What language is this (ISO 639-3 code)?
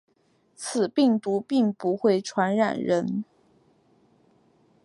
zho